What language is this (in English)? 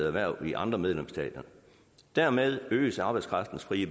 Danish